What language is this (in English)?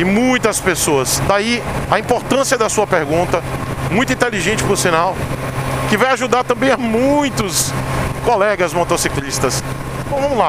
Portuguese